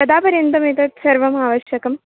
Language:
Sanskrit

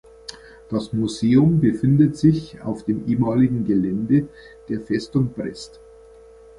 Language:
German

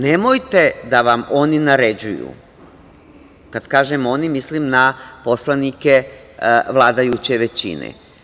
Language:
Serbian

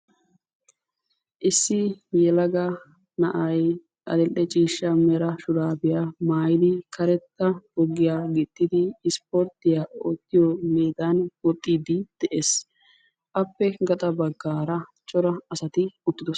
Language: Wolaytta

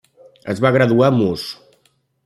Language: Catalan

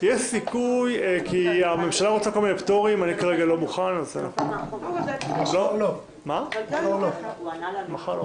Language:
Hebrew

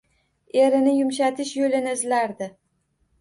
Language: Uzbek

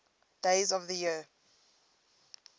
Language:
English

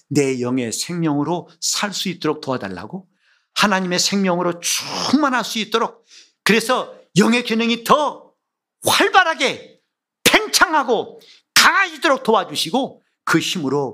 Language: Korean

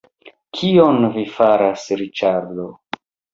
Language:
Esperanto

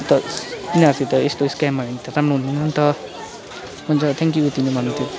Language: Nepali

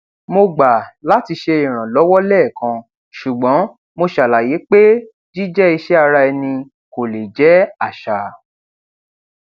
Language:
Yoruba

